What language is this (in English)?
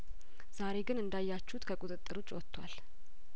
Amharic